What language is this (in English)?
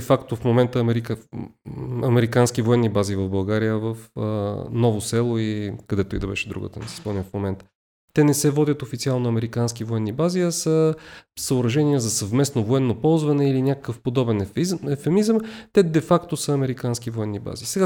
Bulgarian